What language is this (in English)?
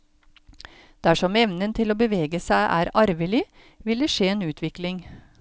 Norwegian